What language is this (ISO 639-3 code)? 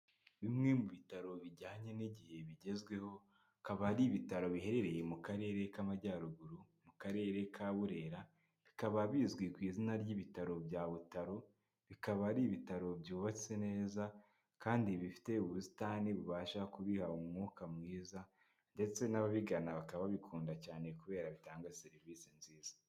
kin